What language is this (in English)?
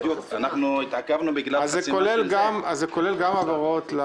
Hebrew